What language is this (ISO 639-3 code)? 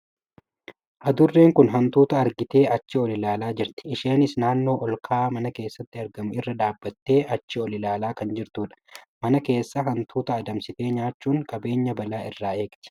orm